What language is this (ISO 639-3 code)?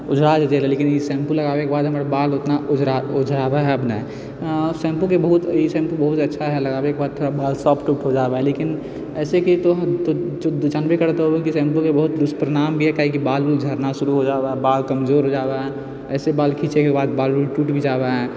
mai